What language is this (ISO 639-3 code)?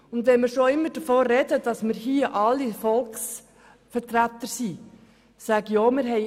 gsw